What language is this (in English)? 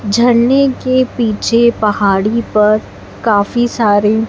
Hindi